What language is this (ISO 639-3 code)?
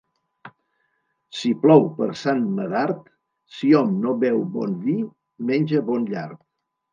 cat